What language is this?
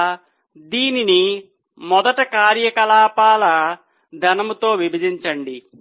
Telugu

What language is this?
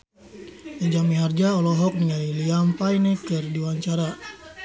Sundanese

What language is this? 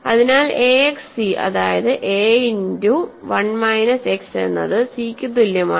Malayalam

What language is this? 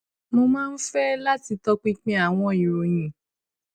Yoruba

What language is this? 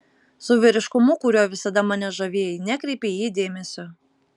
Lithuanian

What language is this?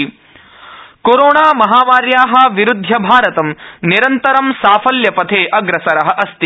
Sanskrit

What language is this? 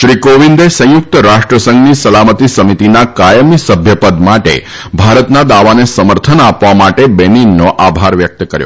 Gujarati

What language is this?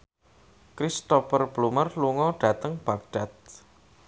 Javanese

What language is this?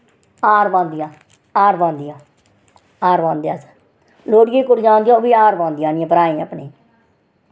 Dogri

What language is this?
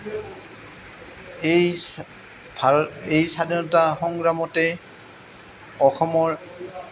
Assamese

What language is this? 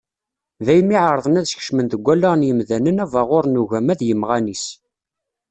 Kabyle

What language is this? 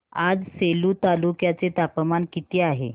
Marathi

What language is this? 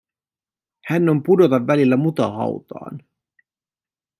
Finnish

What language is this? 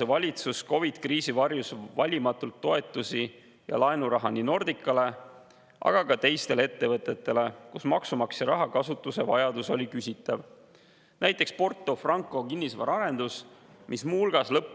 Estonian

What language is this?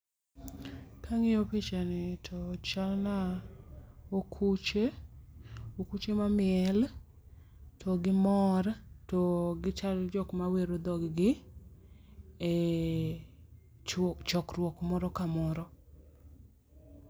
Luo (Kenya and Tanzania)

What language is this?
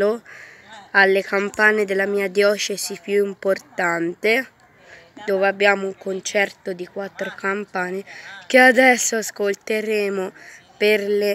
Italian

